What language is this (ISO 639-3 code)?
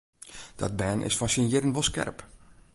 fry